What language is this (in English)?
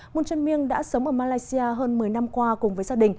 Vietnamese